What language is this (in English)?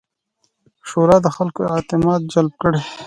Pashto